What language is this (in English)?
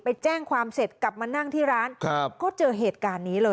Thai